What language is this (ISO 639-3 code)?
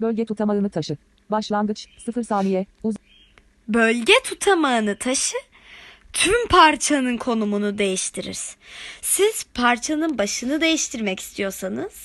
tur